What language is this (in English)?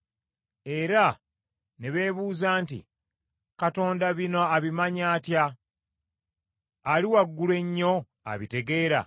Ganda